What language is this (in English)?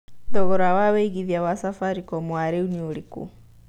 Kikuyu